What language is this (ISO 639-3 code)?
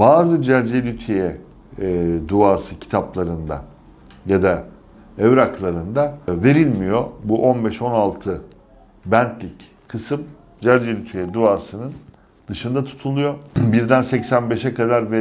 tur